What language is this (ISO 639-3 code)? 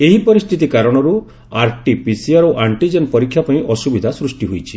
ori